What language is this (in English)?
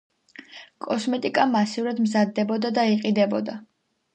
Georgian